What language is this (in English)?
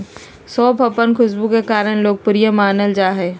Magahi